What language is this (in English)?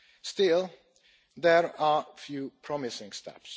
English